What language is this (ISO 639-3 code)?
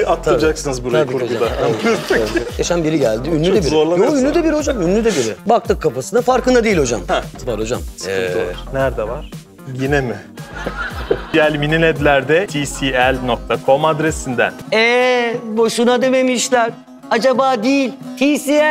tur